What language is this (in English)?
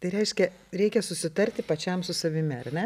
Lithuanian